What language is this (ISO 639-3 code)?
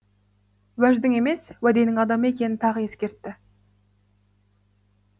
kaz